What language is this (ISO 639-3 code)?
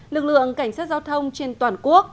vie